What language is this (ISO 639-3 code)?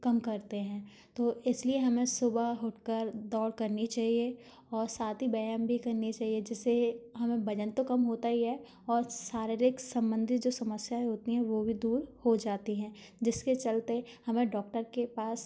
hin